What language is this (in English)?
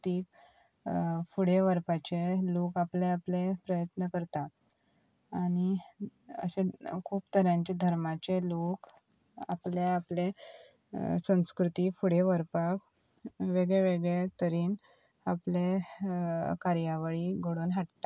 Konkani